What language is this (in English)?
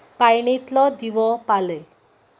Konkani